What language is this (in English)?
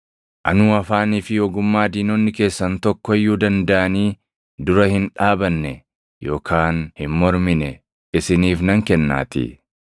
Oromo